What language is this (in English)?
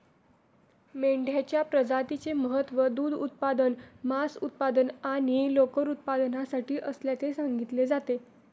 Marathi